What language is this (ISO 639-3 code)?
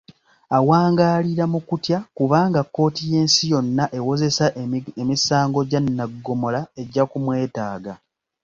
lug